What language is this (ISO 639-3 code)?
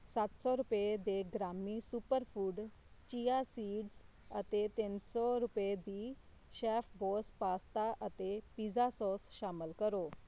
pan